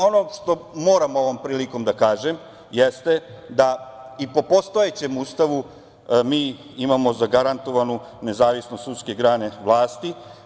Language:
Serbian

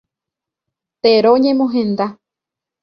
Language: Guarani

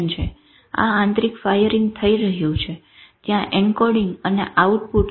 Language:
Gujarati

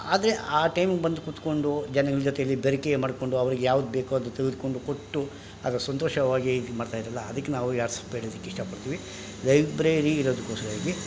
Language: Kannada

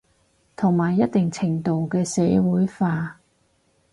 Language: Cantonese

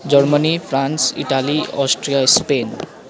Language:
Nepali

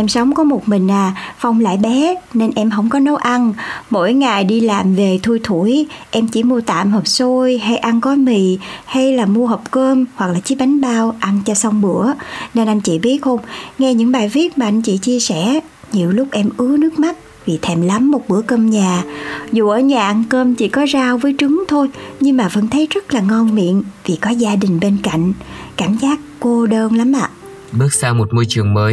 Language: Vietnamese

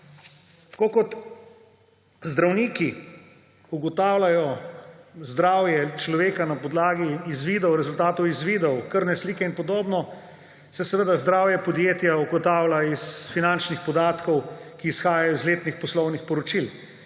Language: Slovenian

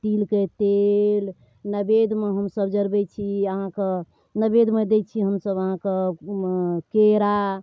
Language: Maithili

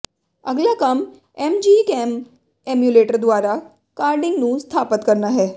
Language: Punjabi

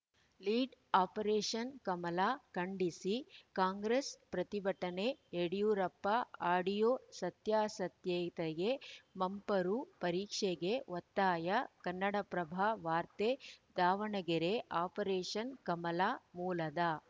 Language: Kannada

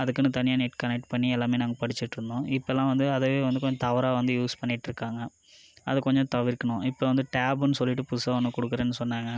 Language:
Tamil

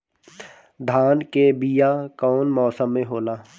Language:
Bhojpuri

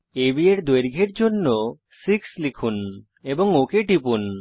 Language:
Bangla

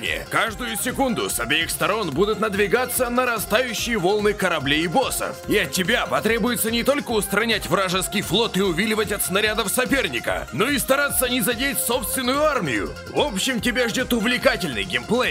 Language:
Russian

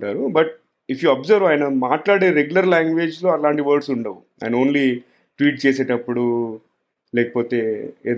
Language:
Telugu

